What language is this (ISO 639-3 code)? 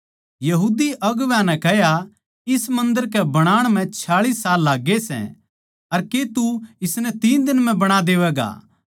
bgc